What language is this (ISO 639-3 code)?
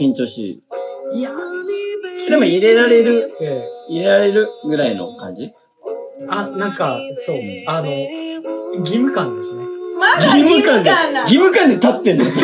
jpn